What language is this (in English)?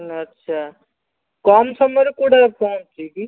Odia